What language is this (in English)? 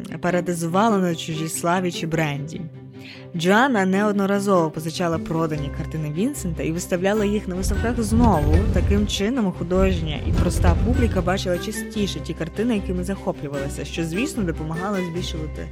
Ukrainian